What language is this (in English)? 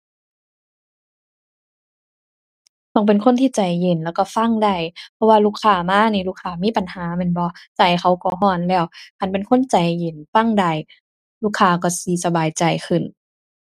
Thai